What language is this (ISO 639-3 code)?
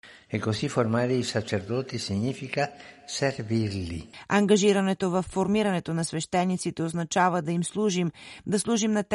bul